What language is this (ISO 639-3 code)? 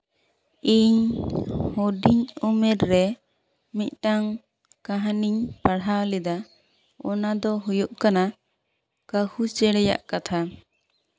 sat